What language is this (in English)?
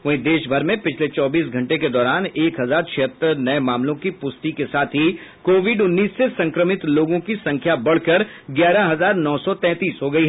Hindi